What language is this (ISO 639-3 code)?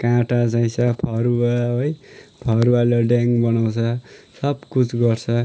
nep